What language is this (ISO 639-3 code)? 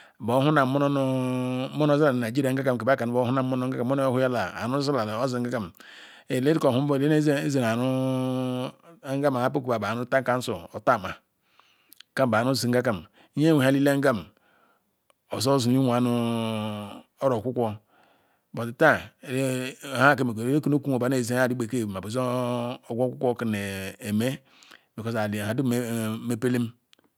ikw